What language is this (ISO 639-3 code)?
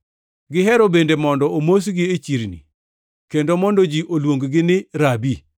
luo